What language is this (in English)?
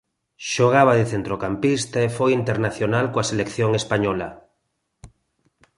Galician